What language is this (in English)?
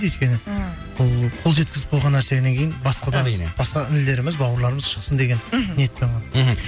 Kazakh